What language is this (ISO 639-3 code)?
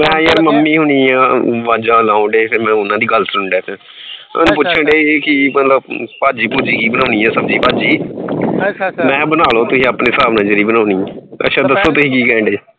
pan